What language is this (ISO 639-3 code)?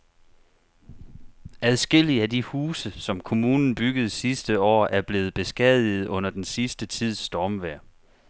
dan